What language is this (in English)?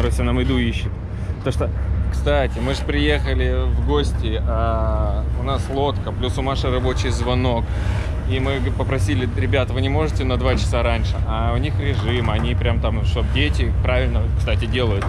Russian